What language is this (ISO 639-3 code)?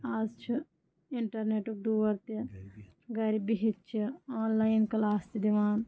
kas